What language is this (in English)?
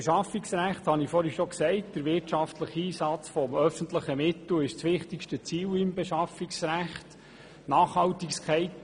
Swiss German